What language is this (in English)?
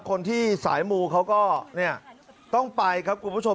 Thai